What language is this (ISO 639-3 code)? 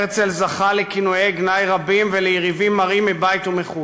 heb